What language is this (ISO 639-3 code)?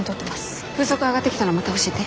jpn